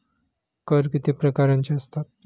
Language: Marathi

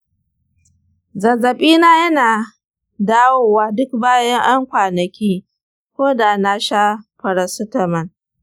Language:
Hausa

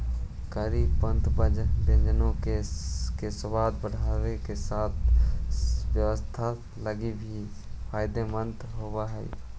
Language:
Magahi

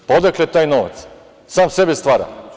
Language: Serbian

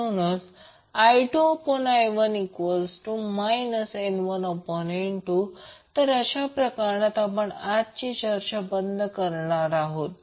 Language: Marathi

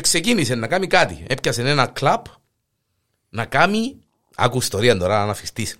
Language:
Greek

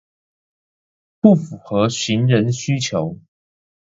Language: Chinese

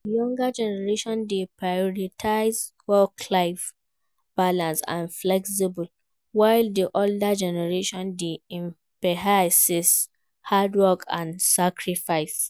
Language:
Nigerian Pidgin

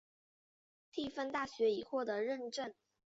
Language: Chinese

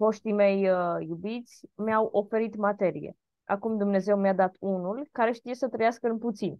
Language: Romanian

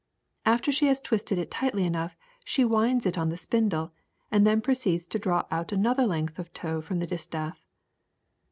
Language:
English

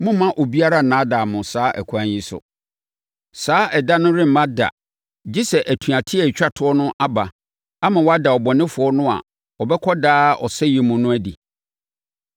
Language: Akan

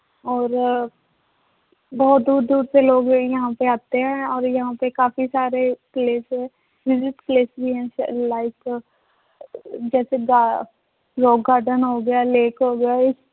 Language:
Punjabi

